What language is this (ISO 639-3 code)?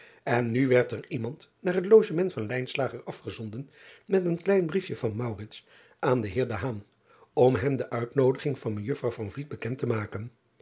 nld